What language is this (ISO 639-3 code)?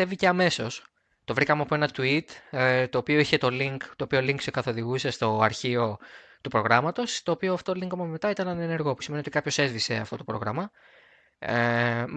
ell